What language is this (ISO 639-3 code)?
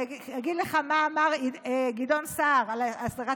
heb